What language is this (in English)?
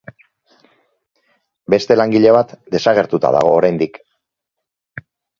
Basque